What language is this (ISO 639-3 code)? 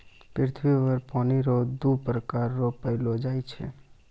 mai